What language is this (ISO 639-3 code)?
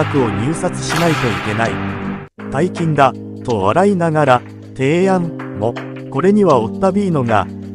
jpn